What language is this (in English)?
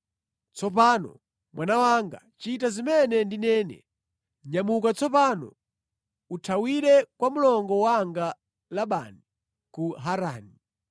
Nyanja